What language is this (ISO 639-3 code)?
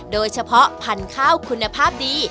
tha